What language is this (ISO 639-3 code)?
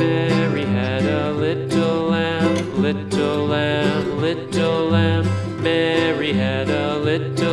tur